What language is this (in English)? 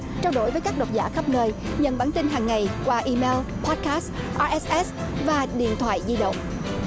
Vietnamese